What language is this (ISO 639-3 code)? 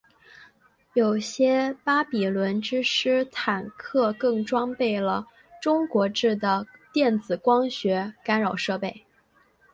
zho